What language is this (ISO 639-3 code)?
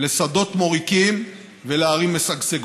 heb